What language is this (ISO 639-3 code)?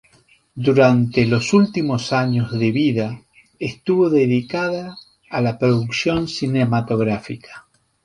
spa